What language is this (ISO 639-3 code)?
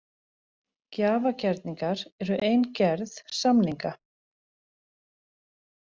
isl